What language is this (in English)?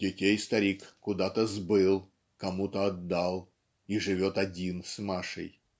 Russian